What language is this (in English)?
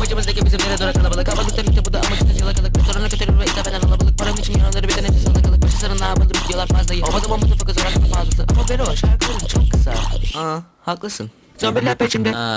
Turkish